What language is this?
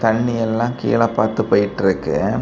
Tamil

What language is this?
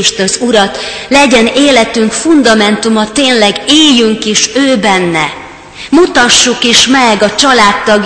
Hungarian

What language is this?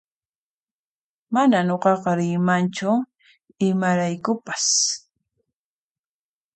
Puno Quechua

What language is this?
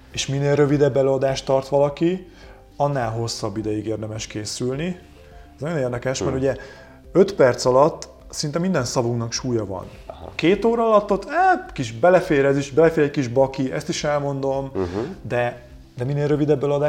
Hungarian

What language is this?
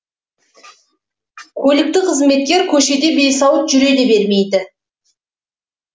Kazakh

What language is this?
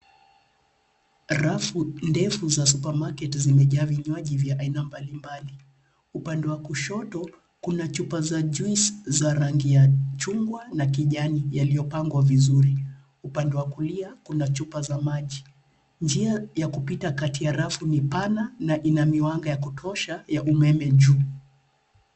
Swahili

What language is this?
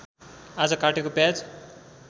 Nepali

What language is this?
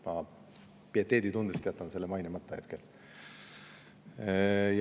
Estonian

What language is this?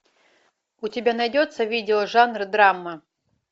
Russian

